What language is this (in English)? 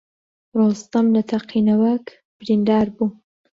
Central Kurdish